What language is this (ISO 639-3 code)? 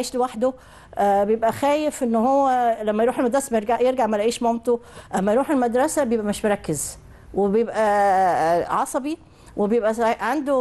ara